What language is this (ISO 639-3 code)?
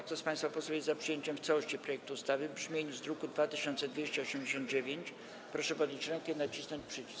pol